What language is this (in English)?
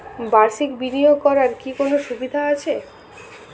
Bangla